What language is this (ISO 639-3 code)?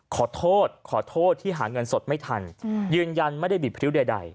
tha